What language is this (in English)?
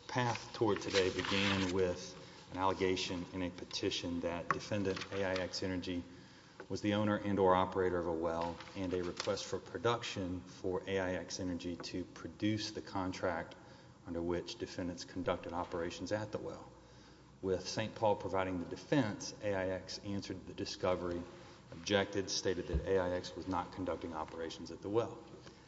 English